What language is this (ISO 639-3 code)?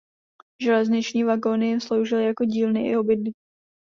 ces